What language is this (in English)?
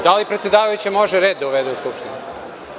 Serbian